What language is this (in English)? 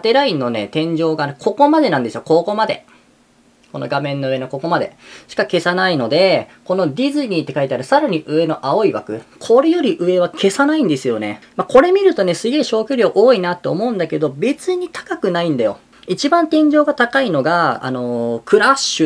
Japanese